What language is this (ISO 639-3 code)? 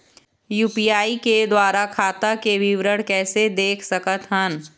hne